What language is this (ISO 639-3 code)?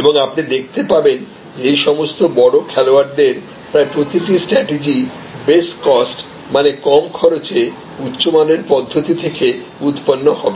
ben